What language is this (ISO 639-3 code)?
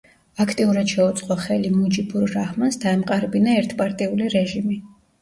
kat